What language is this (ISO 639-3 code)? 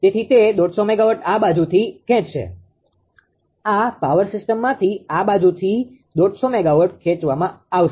guj